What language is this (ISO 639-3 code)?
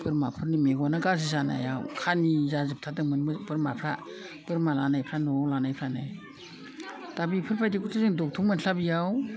brx